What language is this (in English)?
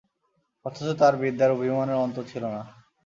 Bangla